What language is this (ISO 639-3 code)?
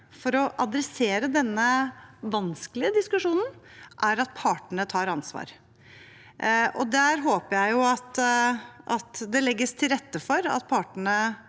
nor